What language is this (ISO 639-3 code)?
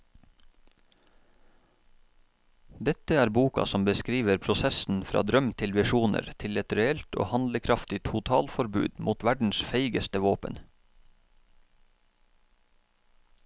nor